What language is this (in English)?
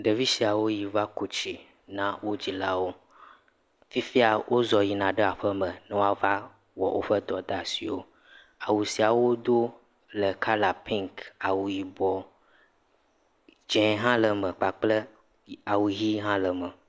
Ewe